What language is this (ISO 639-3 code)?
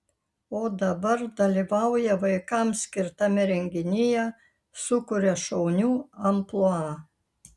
lit